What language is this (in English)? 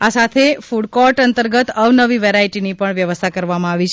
Gujarati